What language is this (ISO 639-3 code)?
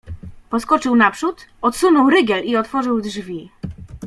pol